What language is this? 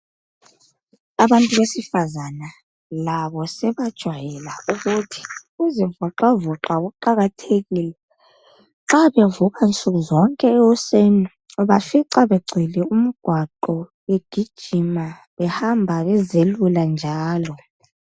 North Ndebele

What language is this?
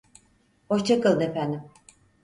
Turkish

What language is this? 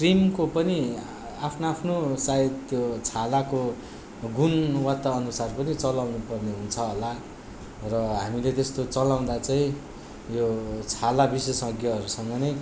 Nepali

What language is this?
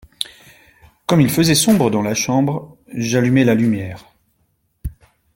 French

